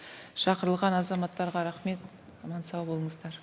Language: Kazakh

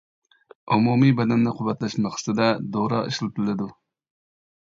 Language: Uyghur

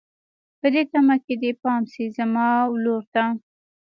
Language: Pashto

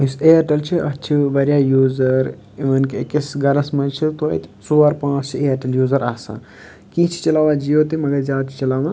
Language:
Kashmiri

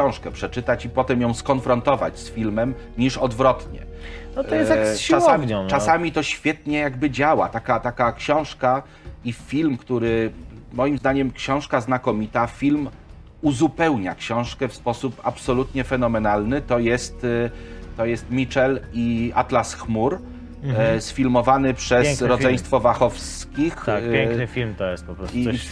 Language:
Polish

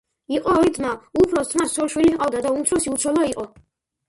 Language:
Georgian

